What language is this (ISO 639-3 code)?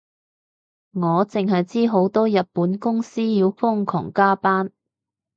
yue